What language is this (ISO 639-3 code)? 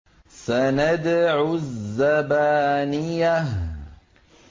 ara